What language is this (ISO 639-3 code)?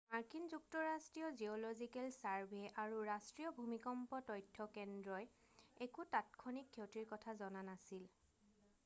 asm